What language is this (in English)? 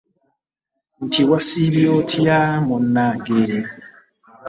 Ganda